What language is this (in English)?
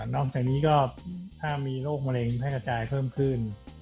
Thai